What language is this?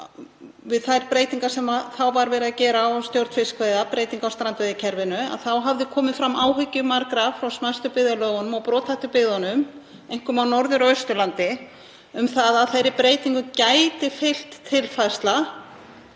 Icelandic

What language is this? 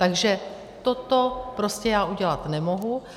Czech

